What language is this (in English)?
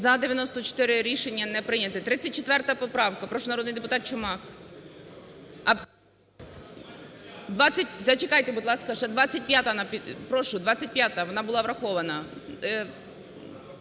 Ukrainian